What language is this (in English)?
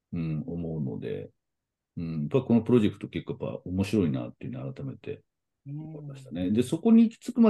Japanese